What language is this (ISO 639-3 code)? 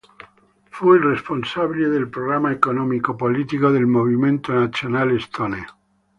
ita